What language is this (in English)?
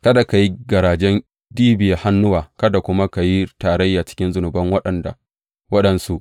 Hausa